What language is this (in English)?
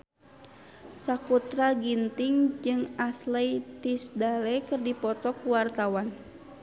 Sundanese